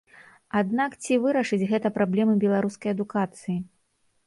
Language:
Belarusian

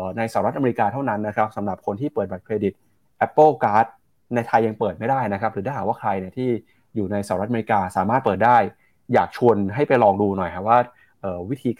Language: Thai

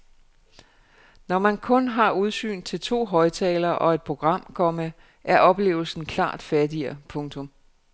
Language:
Danish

